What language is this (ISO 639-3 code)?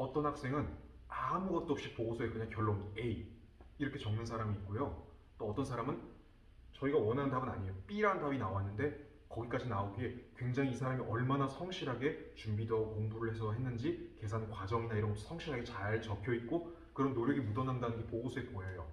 kor